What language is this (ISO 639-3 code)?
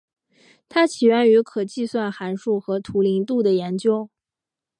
zho